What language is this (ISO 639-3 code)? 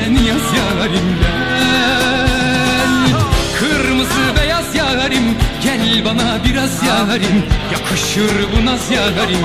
tur